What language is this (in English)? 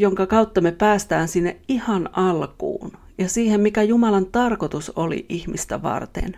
Finnish